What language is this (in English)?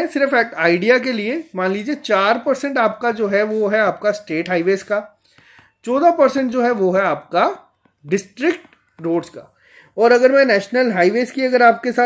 Hindi